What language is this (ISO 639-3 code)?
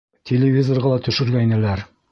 bak